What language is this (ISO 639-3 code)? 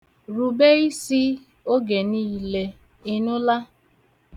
ibo